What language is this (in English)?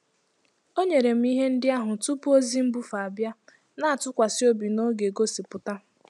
Igbo